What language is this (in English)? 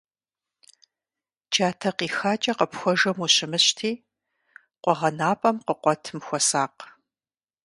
Kabardian